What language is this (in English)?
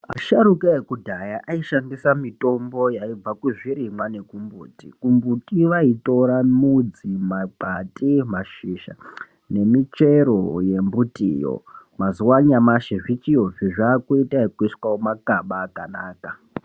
Ndau